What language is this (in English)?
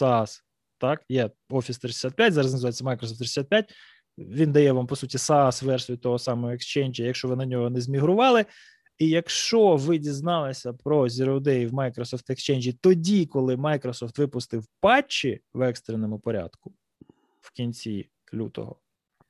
Ukrainian